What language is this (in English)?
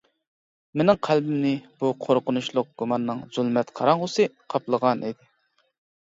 Uyghur